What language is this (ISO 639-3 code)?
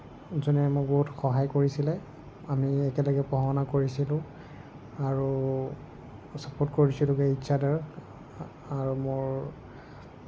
asm